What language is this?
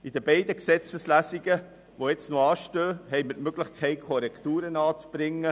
Swiss German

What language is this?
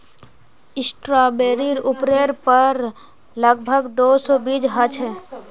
Magahi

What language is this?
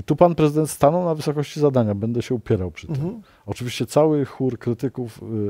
Polish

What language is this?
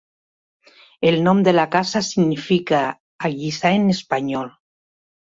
Catalan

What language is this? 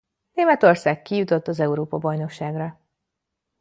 Hungarian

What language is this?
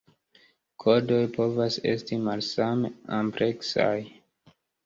Esperanto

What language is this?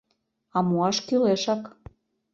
Mari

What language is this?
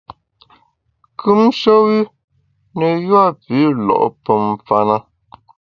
Bamun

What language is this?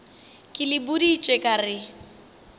Northern Sotho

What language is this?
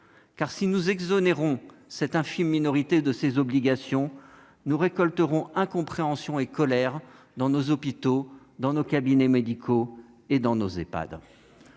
French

